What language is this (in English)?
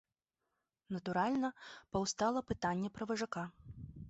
Belarusian